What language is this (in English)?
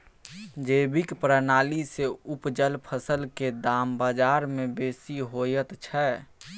Maithili